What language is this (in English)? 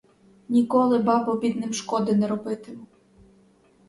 Ukrainian